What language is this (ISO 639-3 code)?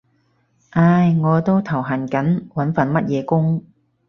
yue